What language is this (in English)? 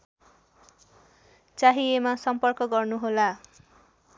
Nepali